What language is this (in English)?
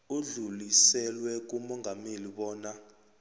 South Ndebele